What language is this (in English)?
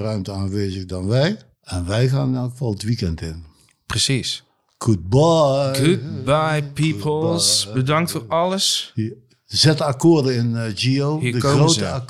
Dutch